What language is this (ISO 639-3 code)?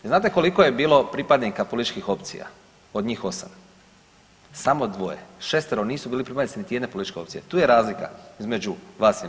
hrv